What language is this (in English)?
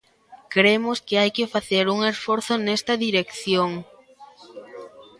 Galician